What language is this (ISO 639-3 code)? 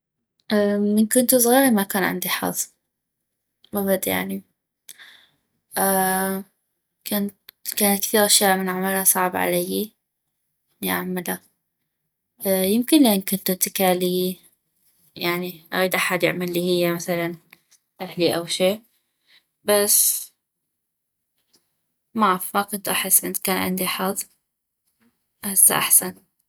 ayp